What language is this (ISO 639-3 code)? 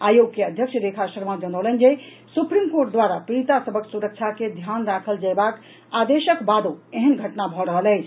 mai